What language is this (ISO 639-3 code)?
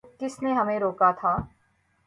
urd